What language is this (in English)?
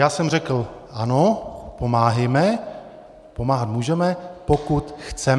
Czech